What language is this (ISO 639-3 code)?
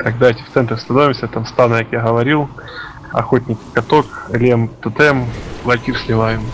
rus